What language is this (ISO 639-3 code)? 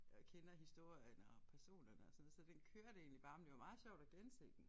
dan